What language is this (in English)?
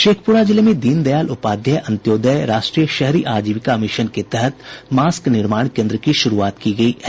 Hindi